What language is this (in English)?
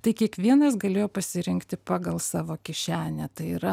Lithuanian